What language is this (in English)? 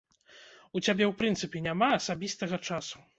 Belarusian